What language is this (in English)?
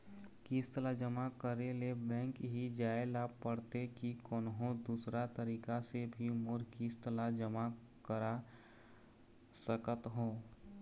Chhattisgarhi